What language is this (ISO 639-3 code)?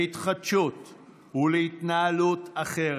heb